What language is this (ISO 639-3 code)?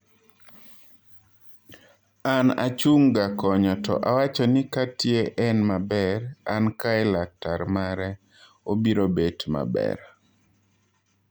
luo